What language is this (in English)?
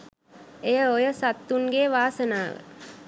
Sinhala